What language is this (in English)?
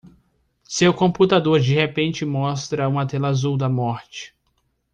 Portuguese